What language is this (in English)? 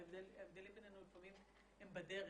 Hebrew